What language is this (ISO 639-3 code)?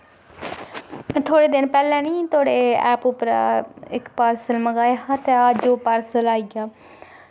doi